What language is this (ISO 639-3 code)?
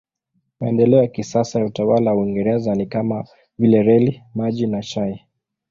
swa